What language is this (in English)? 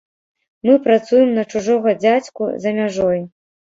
Belarusian